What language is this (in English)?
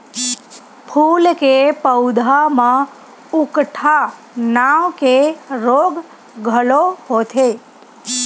Chhattisgarhi